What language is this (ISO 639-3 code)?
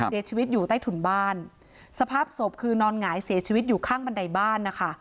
tha